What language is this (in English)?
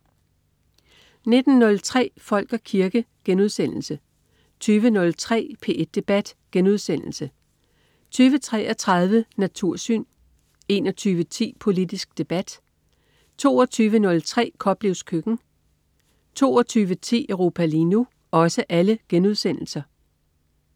Danish